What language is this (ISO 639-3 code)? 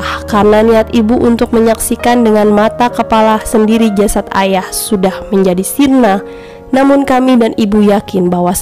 ind